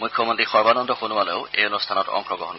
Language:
Assamese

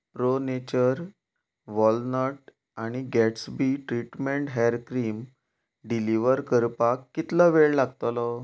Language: Konkani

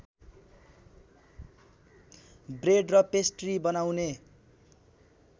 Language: Nepali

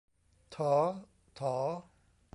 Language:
Thai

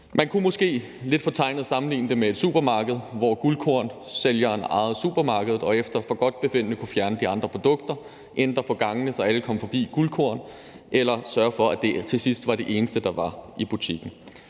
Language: Danish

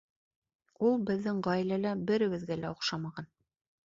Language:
Bashkir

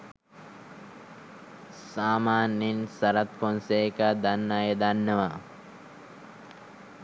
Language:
Sinhala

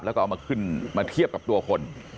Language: Thai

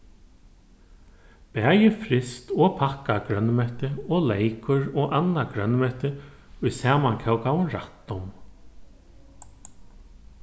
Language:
Faroese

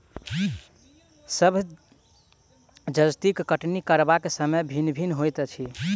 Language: Maithili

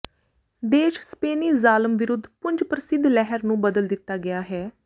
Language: Punjabi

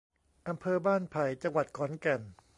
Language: Thai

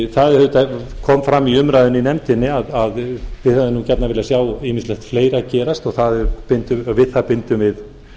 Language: Icelandic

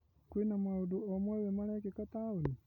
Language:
Kikuyu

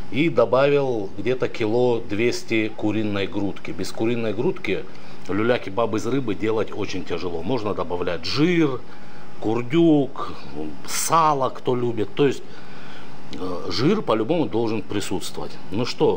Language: Russian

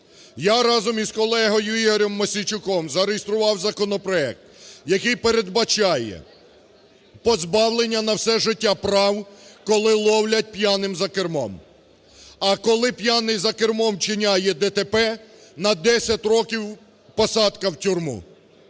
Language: Ukrainian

